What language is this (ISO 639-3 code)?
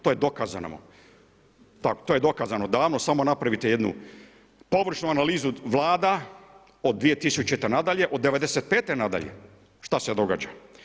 hrv